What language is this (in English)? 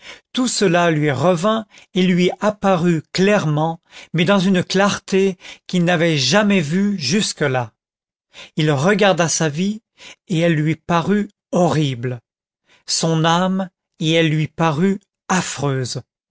French